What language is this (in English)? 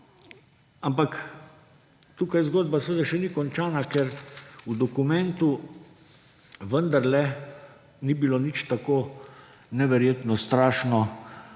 Slovenian